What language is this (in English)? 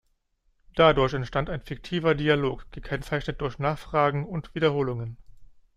German